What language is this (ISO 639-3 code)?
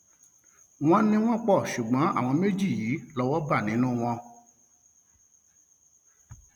yor